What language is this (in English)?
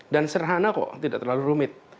Indonesian